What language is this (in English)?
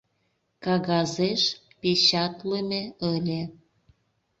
Mari